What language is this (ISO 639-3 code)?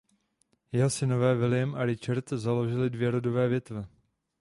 ces